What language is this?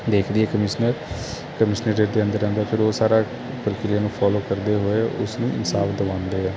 Punjabi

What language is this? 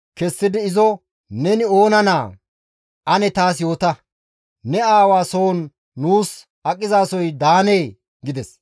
Gamo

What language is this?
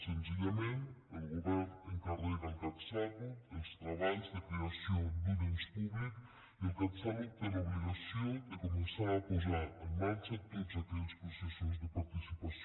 Catalan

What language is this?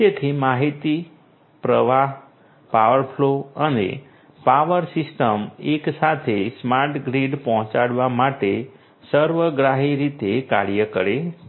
Gujarati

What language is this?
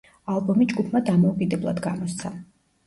Georgian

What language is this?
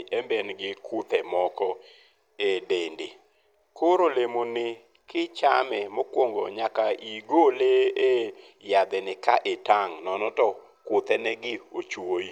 Luo (Kenya and Tanzania)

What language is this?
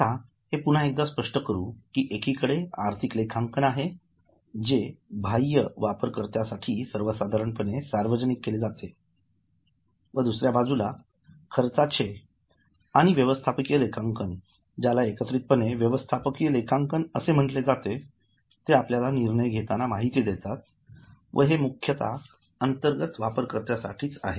Marathi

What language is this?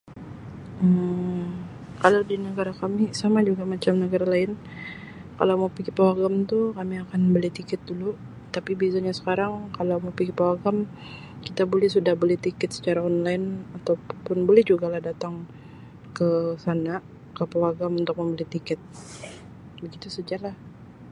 Sabah Malay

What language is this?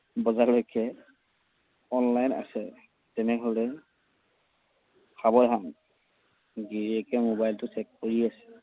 Assamese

